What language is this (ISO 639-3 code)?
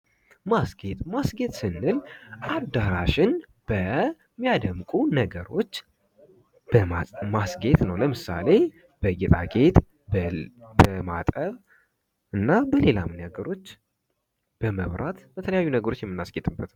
amh